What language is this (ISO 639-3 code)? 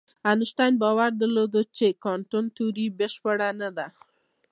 pus